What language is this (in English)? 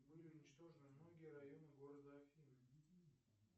Russian